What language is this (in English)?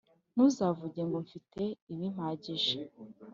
Kinyarwanda